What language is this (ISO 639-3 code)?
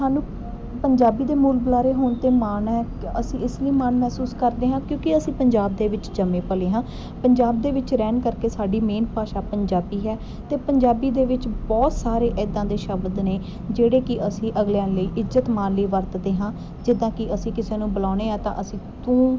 pan